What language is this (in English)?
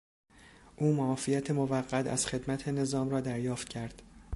Persian